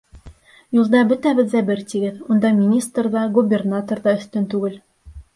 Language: Bashkir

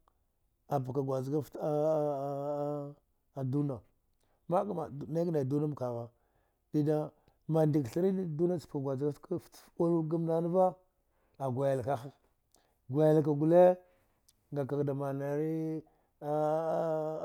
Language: Dghwede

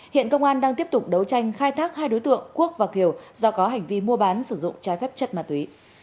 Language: Vietnamese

